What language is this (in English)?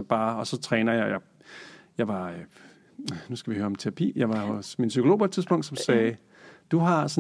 Danish